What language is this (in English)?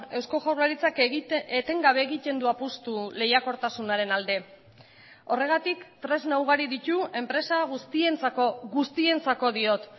Basque